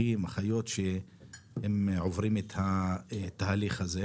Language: Hebrew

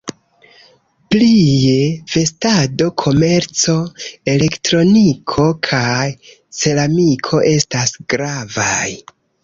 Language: Esperanto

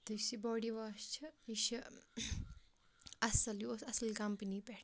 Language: Kashmiri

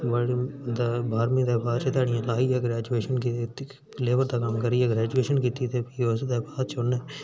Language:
Dogri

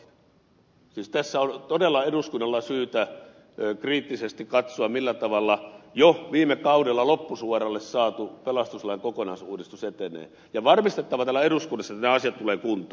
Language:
Finnish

